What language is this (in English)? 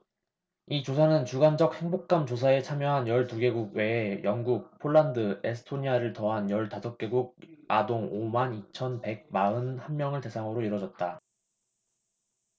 Korean